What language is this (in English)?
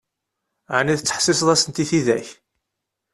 Kabyle